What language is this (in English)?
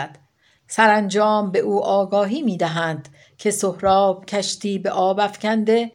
Persian